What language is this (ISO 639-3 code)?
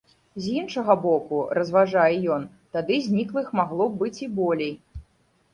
bel